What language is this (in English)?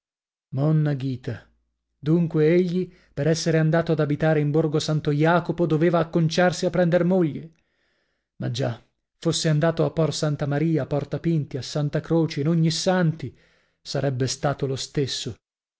Italian